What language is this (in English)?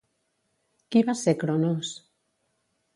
Catalan